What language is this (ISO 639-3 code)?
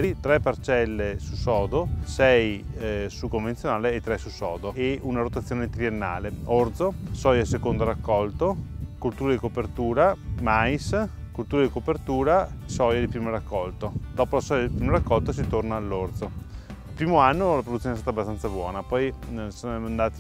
ita